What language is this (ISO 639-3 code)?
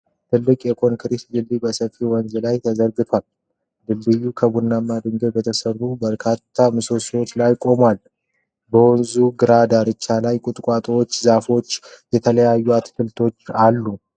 amh